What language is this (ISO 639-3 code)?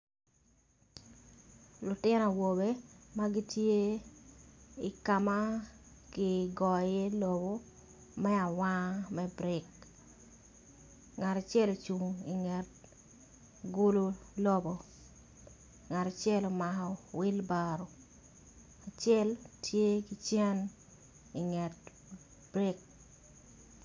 ach